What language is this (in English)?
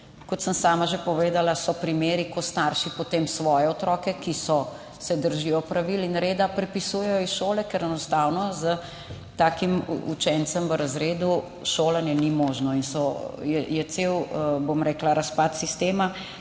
Slovenian